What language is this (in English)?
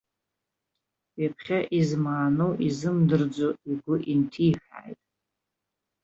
Abkhazian